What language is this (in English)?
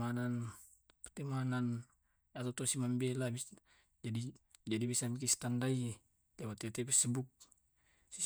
Tae'